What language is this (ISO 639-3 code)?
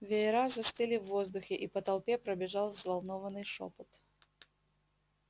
rus